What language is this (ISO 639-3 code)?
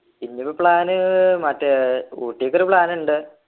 mal